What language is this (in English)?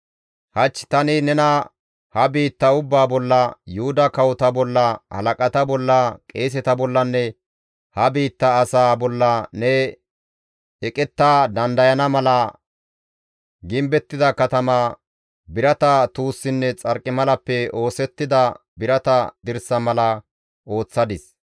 Gamo